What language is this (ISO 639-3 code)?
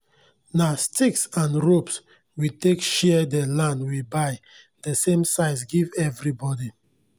pcm